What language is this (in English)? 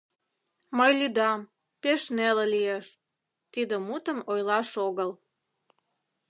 Mari